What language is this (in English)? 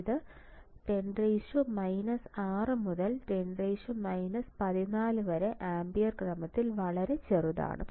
Malayalam